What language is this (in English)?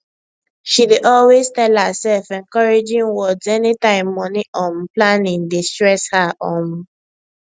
Nigerian Pidgin